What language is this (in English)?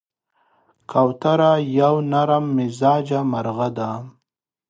Pashto